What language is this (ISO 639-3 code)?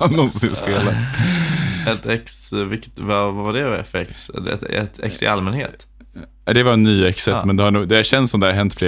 swe